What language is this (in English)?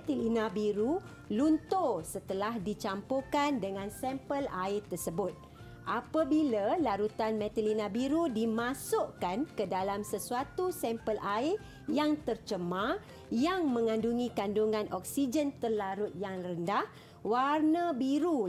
Malay